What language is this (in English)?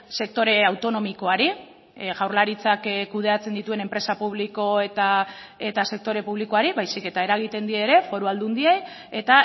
Basque